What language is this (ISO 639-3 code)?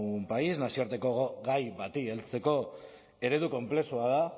eus